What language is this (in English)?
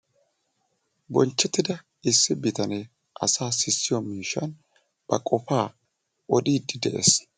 Wolaytta